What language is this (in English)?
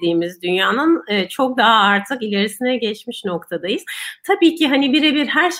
Turkish